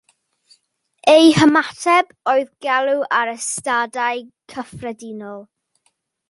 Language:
Welsh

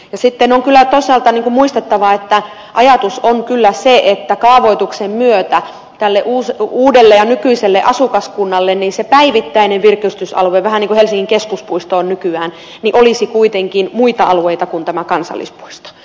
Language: Finnish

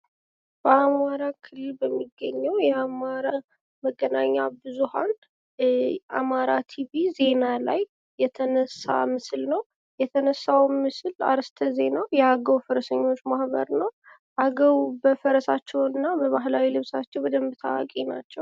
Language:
Amharic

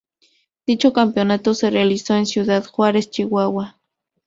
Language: Spanish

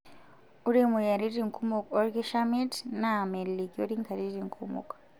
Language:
Masai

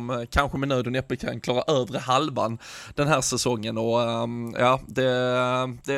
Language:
Swedish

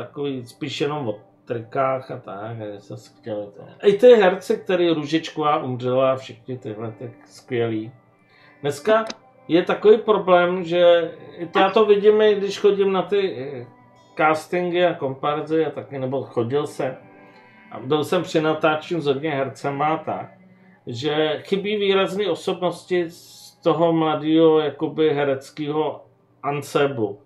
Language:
Czech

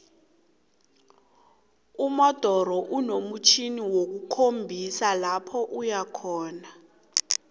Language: South Ndebele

